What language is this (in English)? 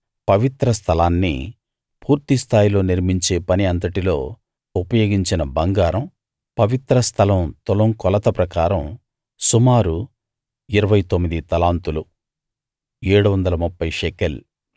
Telugu